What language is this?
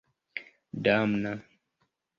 Esperanto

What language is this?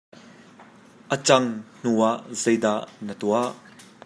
Hakha Chin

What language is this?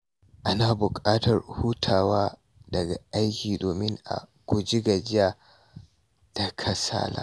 Hausa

